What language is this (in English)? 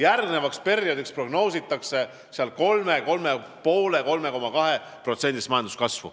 Estonian